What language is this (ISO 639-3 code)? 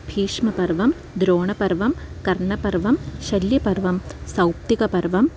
san